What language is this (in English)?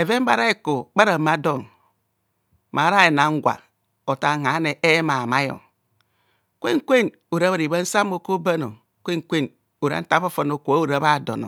Kohumono